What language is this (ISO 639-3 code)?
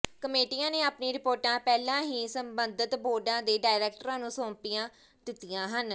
pan